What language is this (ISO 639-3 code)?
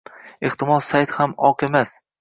uzb